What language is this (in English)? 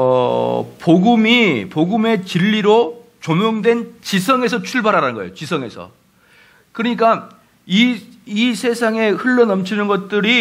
Korean